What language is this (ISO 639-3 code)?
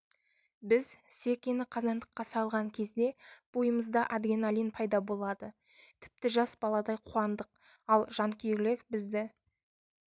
kaz